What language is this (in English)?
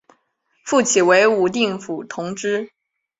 Chinese